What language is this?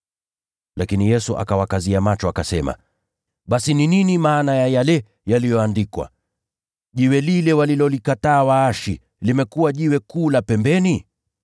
Swahili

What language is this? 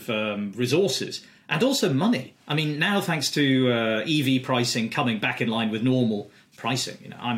English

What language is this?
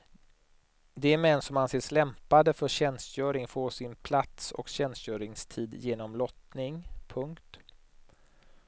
Swedish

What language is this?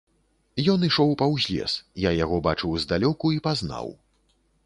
Belarusian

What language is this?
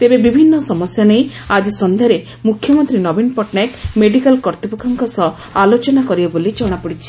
Odia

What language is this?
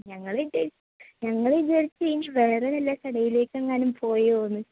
Malayalam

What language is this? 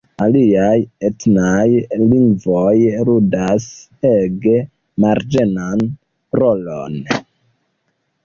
Esperanto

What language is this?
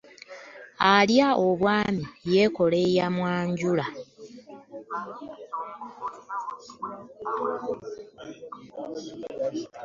Ganda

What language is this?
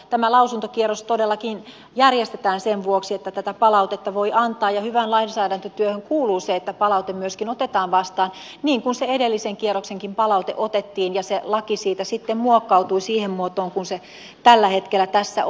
Finnish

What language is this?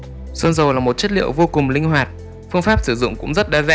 Vietnamese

